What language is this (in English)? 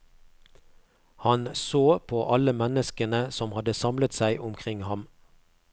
Norwegian